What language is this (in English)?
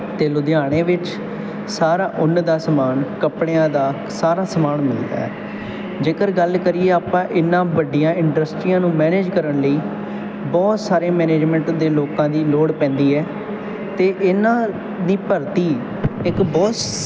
Punjabi